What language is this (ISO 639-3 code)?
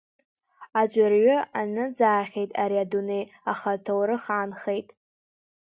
abk